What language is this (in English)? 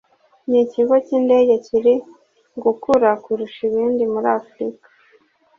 Kinyarwanda